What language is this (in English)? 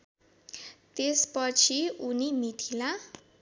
Nepali